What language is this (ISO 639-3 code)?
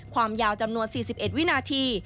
tha